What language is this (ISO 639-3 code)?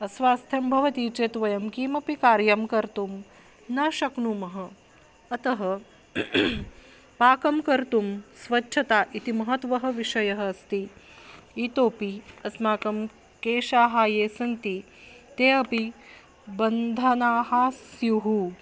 san